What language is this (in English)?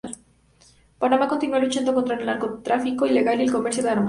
Spanish